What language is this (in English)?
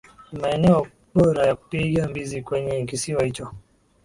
Swahili